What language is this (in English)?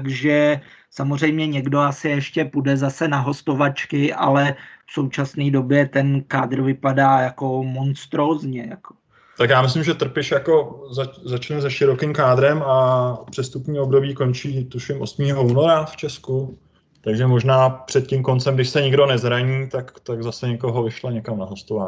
Czech